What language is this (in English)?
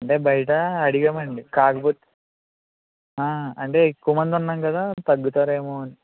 Telugu